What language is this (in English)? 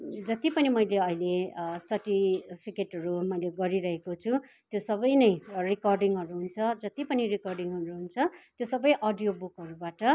Nepali